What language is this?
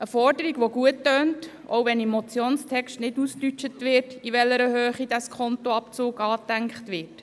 Swiss German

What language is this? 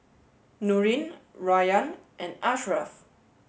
English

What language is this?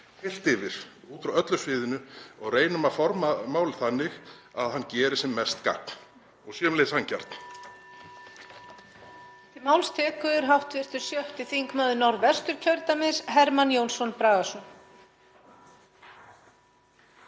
Icelandic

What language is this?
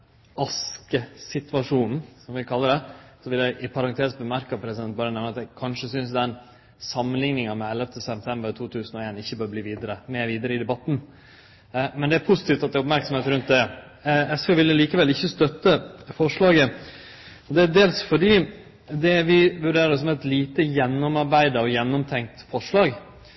Norwegian Nynorsk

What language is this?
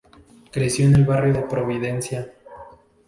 Spanish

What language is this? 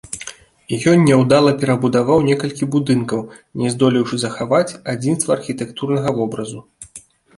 Belarusian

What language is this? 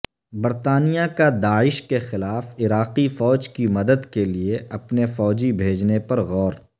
Urdu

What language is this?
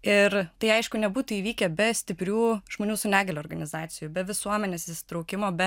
Lithuanian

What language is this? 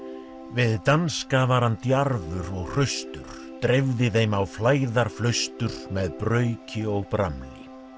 Icelandic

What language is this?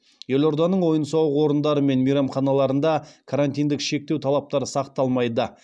Kazakh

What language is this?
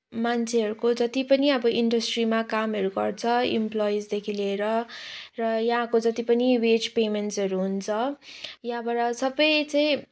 Nepali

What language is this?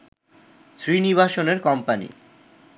Bangla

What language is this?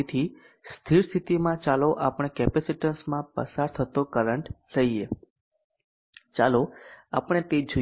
Gujarati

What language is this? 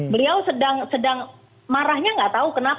Indonesian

